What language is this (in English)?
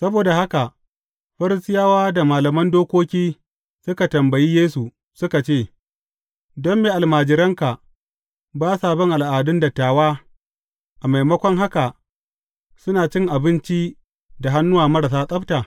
Hausa